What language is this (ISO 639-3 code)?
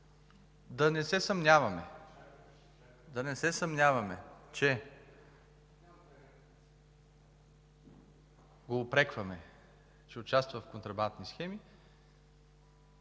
bul